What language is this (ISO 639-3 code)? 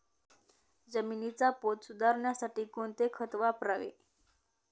mar